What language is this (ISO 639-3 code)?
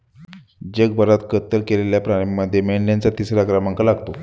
mar